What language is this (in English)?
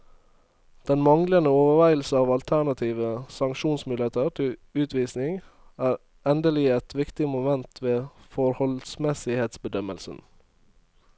Norwegian